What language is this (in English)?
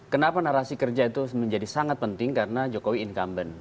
Indonesian